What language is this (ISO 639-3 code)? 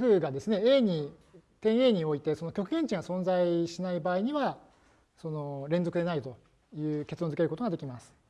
jpn